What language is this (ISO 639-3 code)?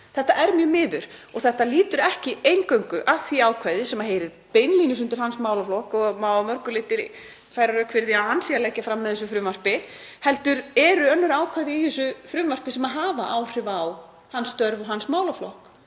isl